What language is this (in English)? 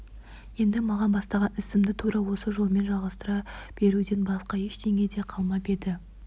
Kazakh